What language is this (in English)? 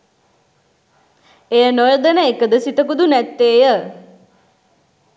Sinhala